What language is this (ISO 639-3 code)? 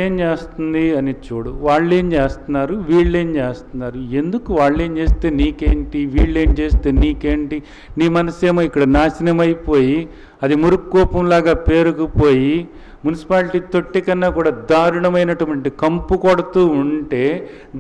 hin